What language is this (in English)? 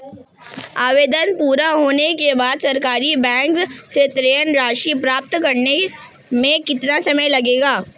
Hindi